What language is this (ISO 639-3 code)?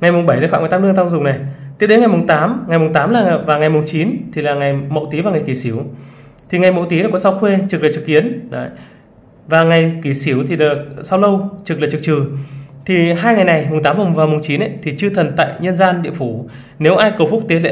vie